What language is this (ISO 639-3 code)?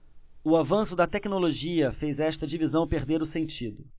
por